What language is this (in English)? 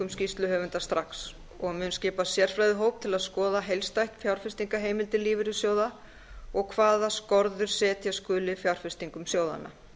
Icelandic